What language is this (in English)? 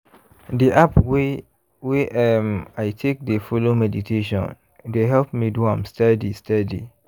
Nigerian Pidgin